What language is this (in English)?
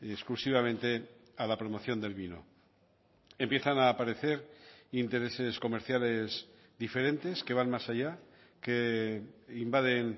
Spanish